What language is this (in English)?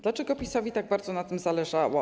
Polish